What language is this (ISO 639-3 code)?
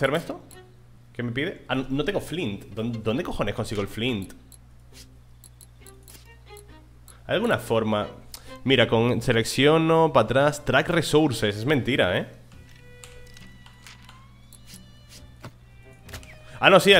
spa